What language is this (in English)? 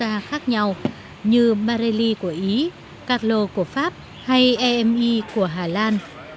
Vietnamese